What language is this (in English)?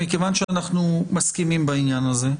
Hebrew